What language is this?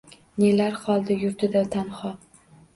Uzbek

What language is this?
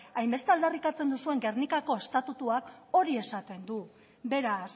Basque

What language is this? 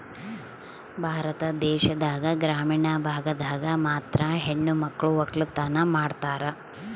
Kannada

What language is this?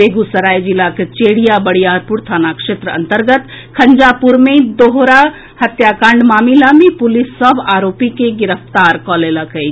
Maithili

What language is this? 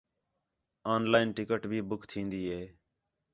Khetrani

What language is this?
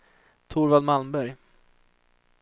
Swedish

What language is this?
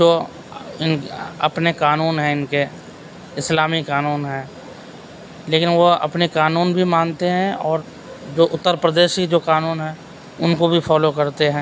Urdu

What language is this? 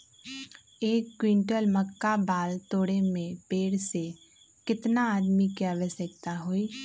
Magahi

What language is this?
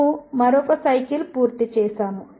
Telugu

